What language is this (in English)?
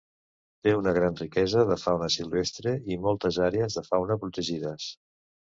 Catalan